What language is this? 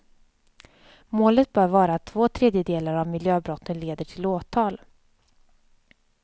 Swedish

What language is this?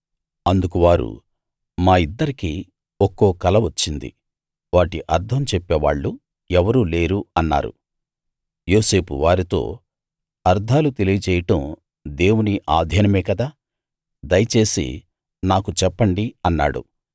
Telugu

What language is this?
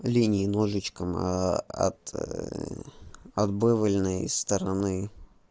Russian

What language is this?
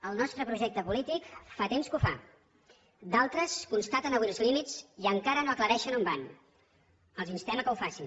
Catalan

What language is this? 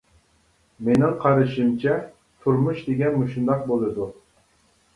Uyghur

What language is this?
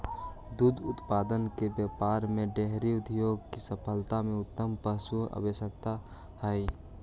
Magahi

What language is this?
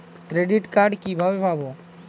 Bangla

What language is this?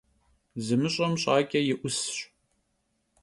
Kabardian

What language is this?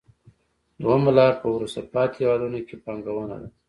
Pashto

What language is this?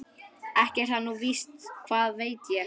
Icelandic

